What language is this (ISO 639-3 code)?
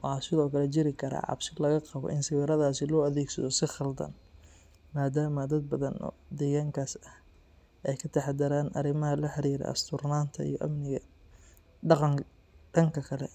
som